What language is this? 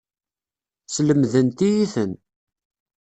Kabyle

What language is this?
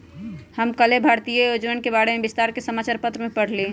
Magahi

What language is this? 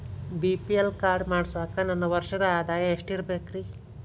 Kannada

